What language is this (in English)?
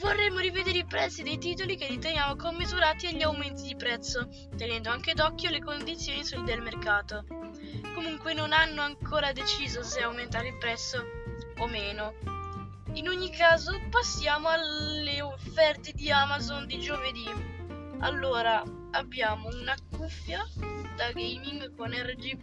Italian